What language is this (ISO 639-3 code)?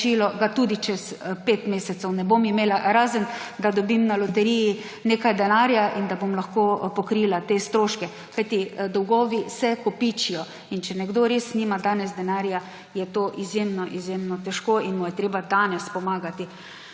slv